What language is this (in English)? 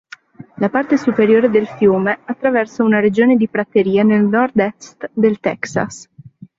Italian